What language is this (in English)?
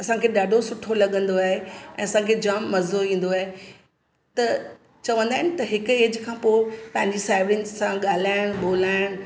Sindhi